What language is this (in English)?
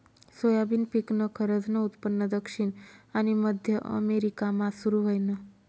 Marathi